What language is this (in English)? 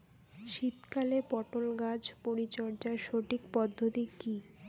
Bangla